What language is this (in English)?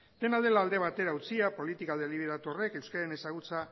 Basque